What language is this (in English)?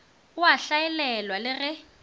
Northern Sotho